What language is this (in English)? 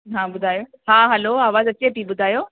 Sindhi